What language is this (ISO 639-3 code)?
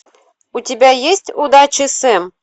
rus